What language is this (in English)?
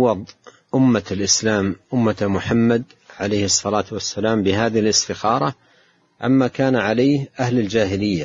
Arabic